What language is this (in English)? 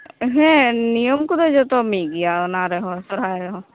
Santali